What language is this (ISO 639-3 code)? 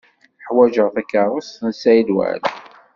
kab